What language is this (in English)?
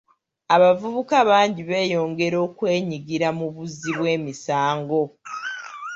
Ganda